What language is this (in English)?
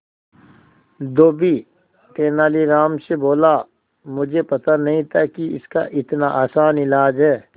Hindi